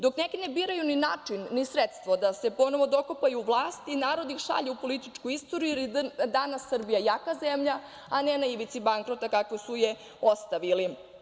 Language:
Serbian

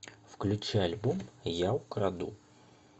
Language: Russian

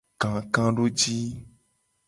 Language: Gen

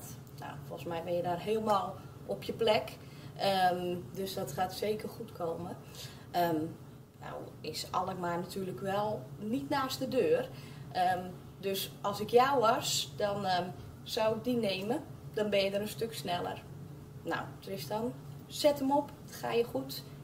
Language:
Dutch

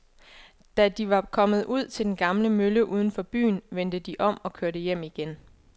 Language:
Danish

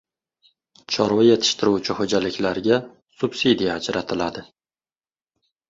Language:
Uzbek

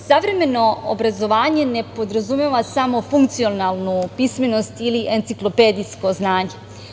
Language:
Serbian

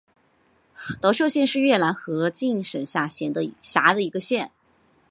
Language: Chinese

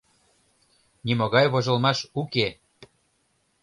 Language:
Mari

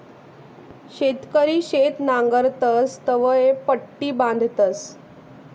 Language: Marathi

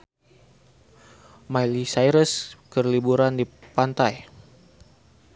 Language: Sundanese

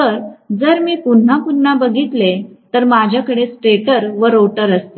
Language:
Marathi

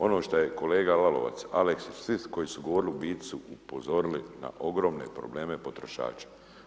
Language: Croatian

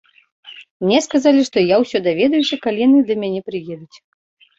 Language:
Belarusian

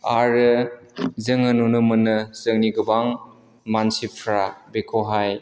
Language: Bodo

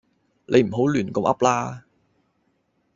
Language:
Cantonese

